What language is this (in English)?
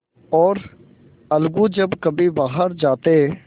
Hindi